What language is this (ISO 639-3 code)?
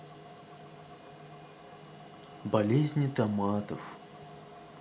rus